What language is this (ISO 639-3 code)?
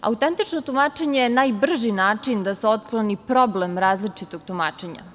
srp